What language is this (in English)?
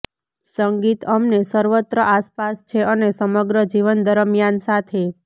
Gujarati